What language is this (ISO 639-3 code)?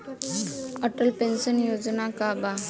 bho